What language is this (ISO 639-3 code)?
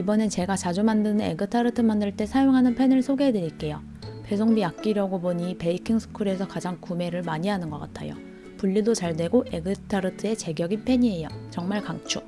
kor